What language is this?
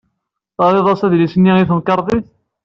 Kabyle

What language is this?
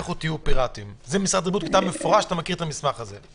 Hebrew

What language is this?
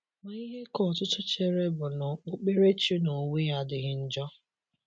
Igbo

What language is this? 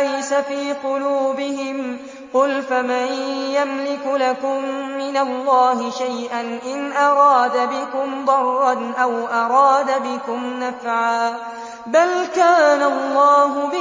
Arabic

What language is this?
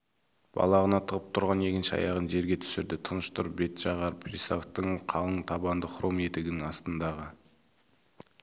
Kazakh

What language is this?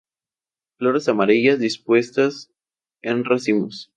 Spanish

